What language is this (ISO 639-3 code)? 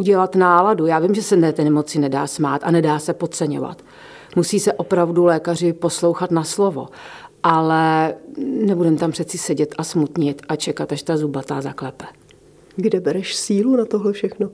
ces